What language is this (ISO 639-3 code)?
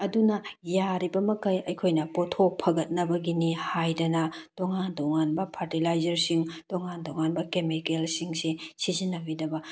mni